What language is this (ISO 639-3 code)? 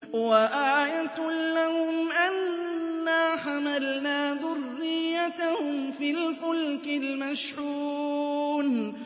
ara